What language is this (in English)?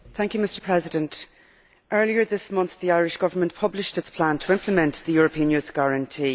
English